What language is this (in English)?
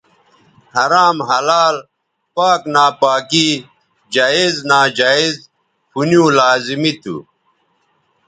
Bateri